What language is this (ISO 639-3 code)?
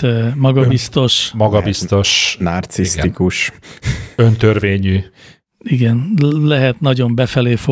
hun